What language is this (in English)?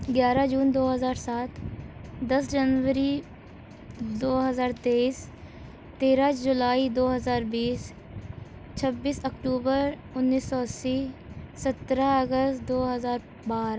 Urdu